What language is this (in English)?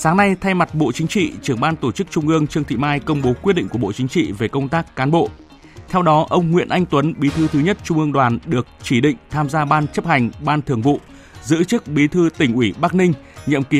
Vietnamese